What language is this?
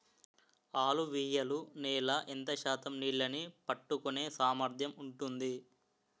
Telugu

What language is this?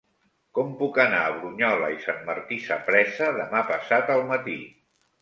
Catalan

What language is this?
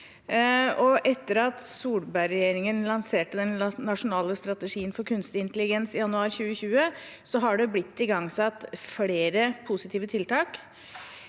Norwegian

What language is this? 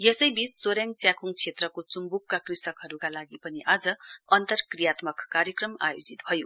Nepali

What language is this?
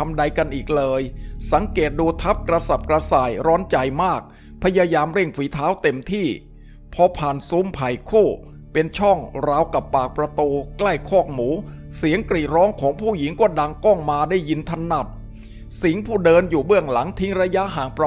Thai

